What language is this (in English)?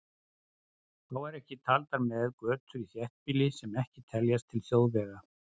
Icelandic